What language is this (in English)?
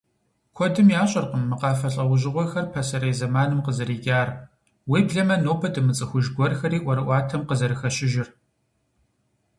Kabardian